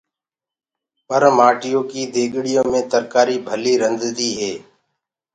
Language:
Gurgula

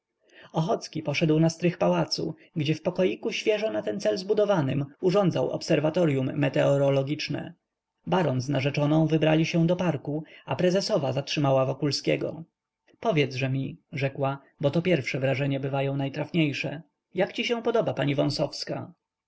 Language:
Polish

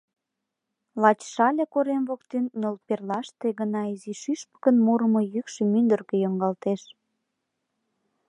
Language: Mari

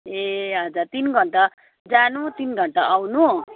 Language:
Nepali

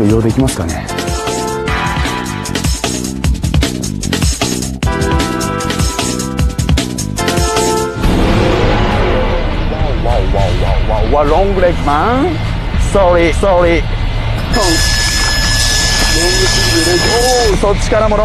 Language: Japanese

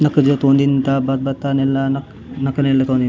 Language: Gondi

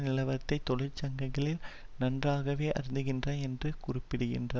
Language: Tamil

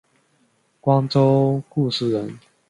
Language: Chinese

